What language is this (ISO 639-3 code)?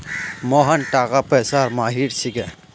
mag